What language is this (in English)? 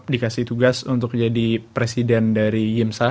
Indonesian